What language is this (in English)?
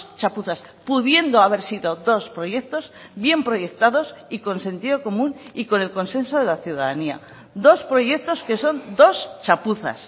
Spanish